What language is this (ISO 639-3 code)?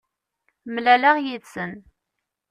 kab